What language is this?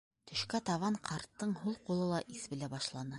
Bashkir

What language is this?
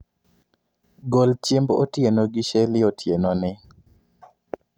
Luo (Kenya and Tanzania)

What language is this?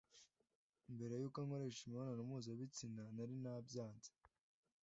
Kinyarwanda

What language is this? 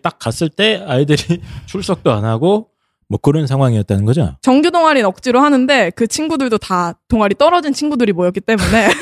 Korean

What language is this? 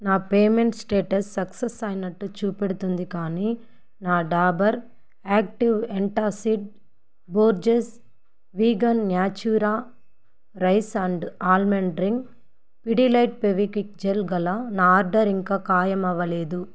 Telugu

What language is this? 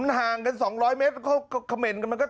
Thai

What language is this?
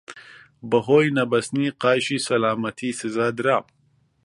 Central Kurdish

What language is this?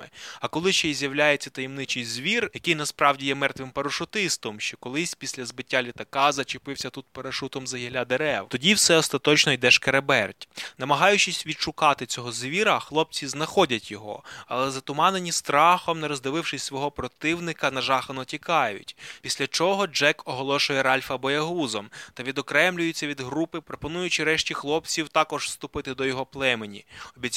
Ukrainian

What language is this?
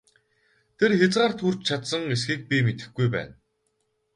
Mongolian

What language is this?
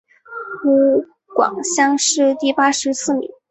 Chinese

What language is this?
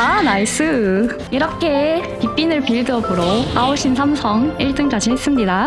Korean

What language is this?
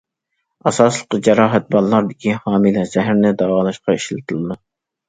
Uyghur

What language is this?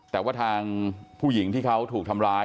Thai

